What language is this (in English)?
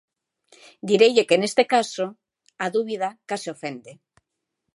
Galician